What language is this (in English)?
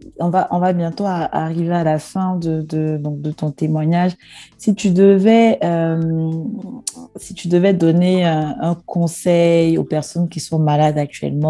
French